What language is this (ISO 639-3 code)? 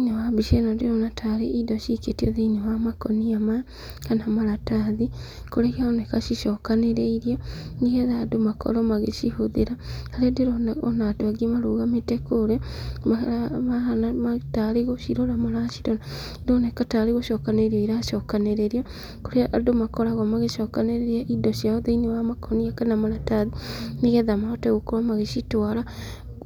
kik